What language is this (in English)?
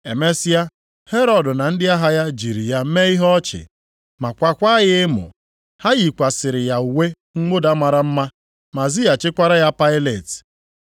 Igbo